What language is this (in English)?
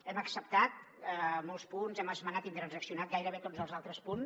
Catalan